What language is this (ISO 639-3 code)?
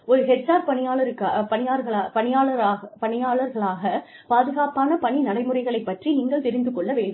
tam